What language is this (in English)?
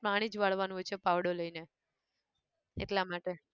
Gujarati